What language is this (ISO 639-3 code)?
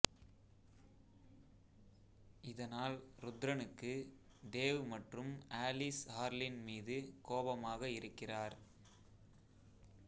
tam